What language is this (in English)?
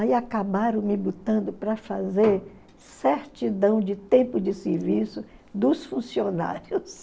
Portuguese